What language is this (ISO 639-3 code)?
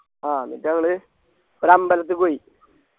mal